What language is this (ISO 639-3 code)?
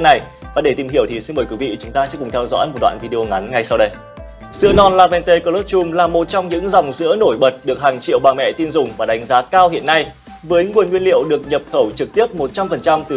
vie